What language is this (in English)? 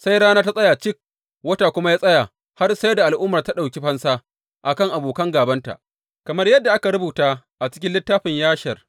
Hausa